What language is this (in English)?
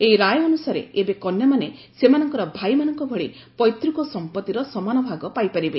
Odia